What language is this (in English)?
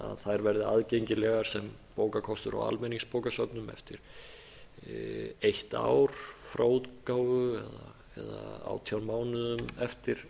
Icelandic